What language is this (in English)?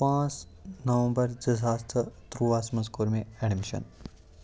Kashmiri